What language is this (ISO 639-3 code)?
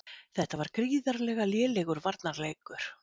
isl